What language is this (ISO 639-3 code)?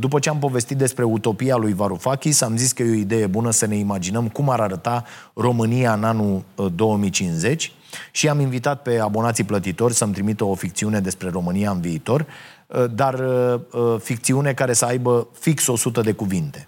ron